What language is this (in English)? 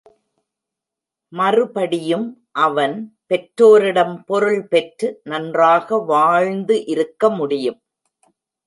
Tamil